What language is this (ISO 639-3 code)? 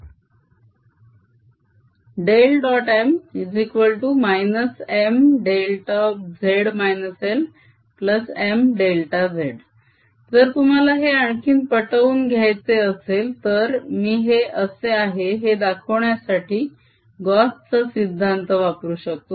mar